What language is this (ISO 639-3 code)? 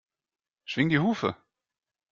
deu